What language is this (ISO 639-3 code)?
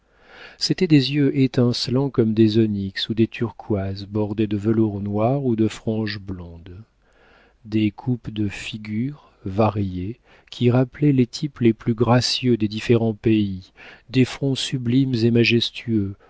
fra